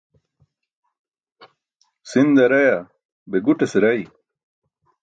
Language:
Burushaski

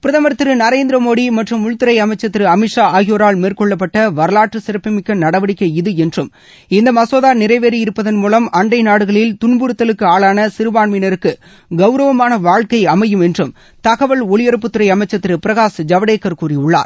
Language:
Tamil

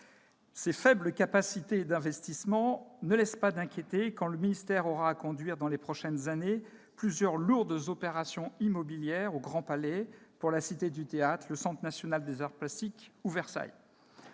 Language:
French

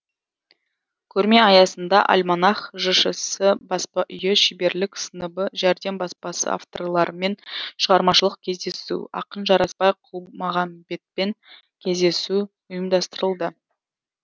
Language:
Kazakh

